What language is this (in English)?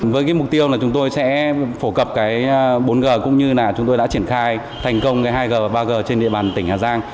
Vietnamese